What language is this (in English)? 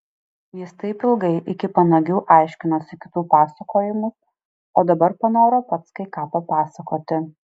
Lithuanian